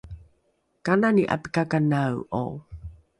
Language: Rukai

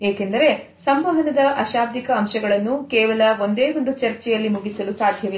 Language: Kannada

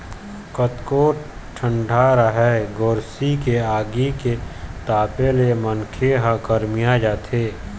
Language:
Chhattisgarhi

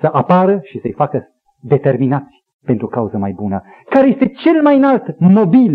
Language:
Romanian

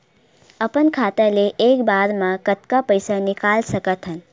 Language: Chhattisgarhi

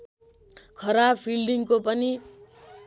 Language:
Nepali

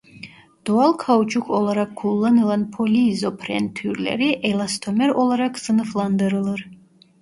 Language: Turkish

